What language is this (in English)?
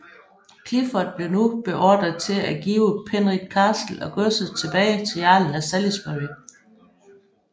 Danish